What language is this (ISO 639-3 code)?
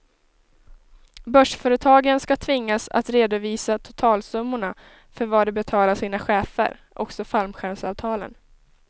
swe